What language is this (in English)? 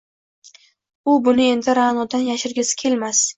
Uzbek